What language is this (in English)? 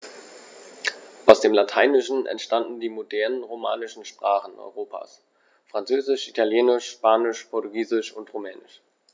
German